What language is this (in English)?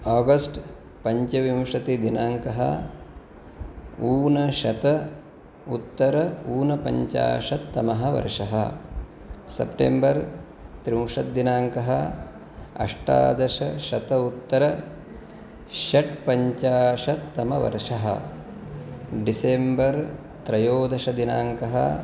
Sanskrit